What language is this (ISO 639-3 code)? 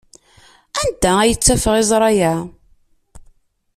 kab